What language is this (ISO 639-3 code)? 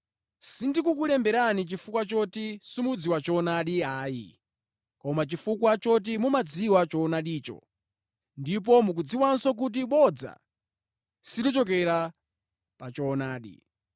nya